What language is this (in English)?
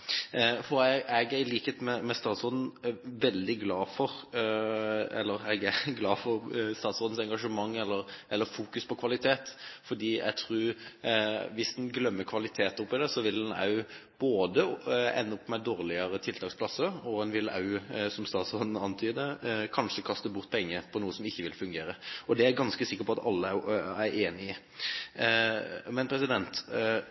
Norwegian Bokmål